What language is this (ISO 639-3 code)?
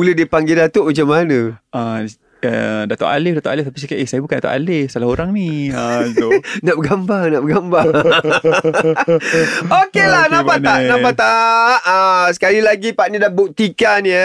msa